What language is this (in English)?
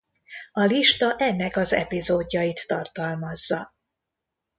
Hungarian